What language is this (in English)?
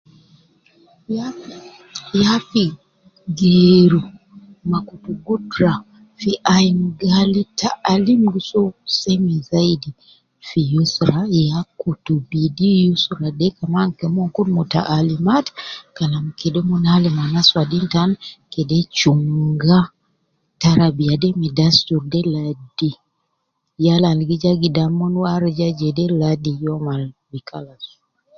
Nubi